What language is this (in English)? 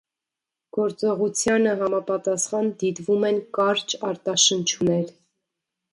Armenian